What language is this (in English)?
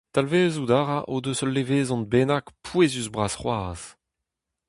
Breton